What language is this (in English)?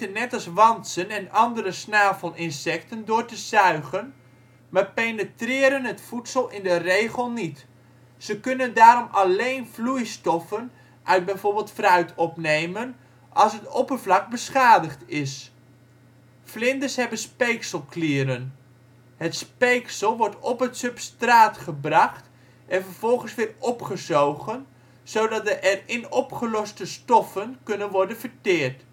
Dutch